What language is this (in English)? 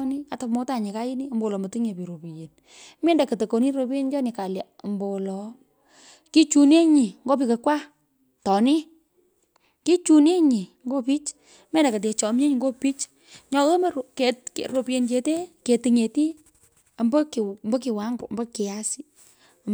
Pökoot